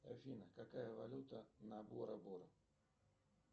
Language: Russian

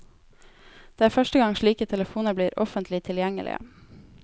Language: Norwegian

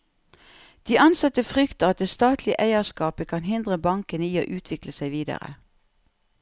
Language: Norwegian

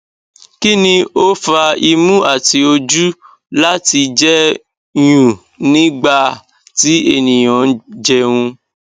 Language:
Yoruba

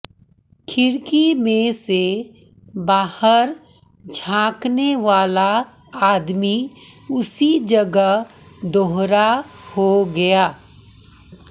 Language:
Hindi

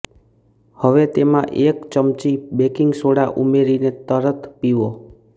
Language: Gujarati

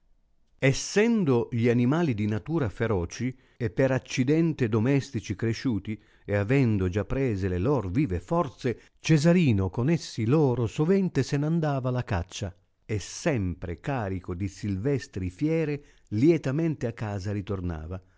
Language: Italian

